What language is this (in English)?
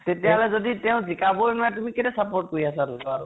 Assamese